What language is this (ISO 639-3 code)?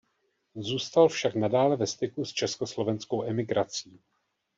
ces